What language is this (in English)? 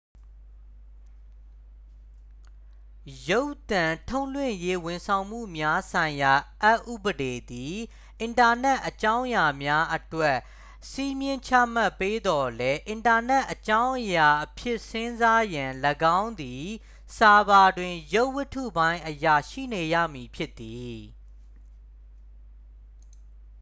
Burmese